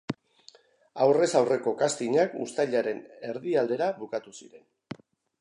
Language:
Basque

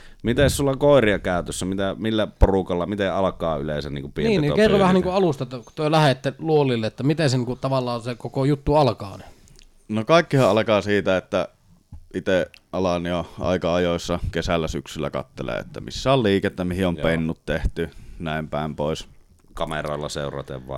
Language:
Finnish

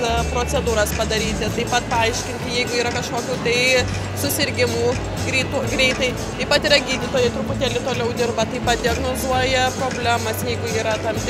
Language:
Italian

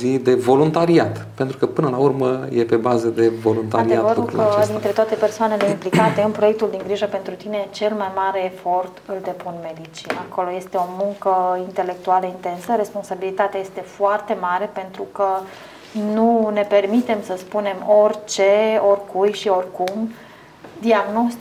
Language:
Romanian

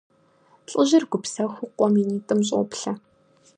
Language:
Kabardian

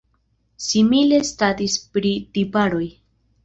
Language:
Esperanto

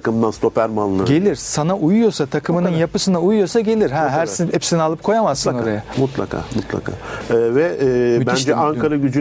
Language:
Turkish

